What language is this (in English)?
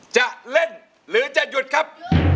Thai